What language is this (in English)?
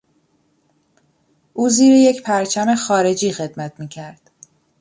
Persian